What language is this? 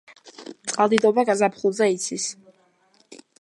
Georgian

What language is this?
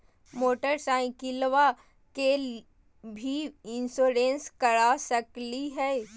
Magahi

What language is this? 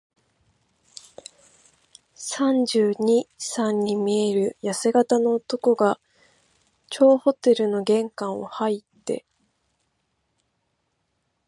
Japanese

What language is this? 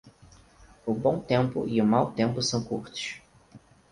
Portuguese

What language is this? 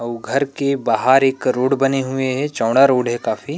Chhattisgarhi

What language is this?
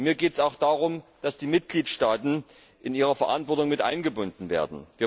German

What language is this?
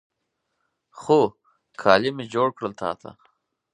Pashto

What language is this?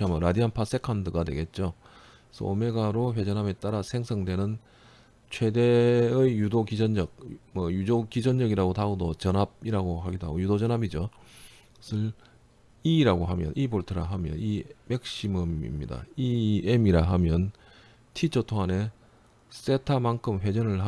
Korean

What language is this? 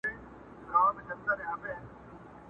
Pashto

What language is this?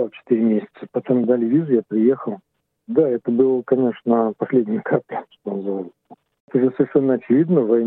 Russian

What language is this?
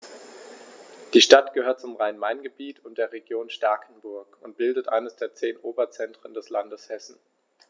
German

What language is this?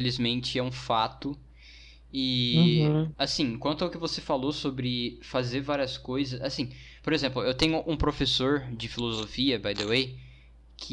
Portuguese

